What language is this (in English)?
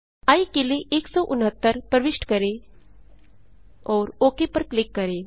Hindi